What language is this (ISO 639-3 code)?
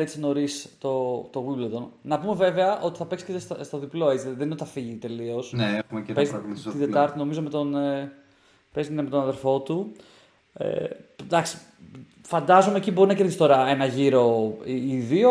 ell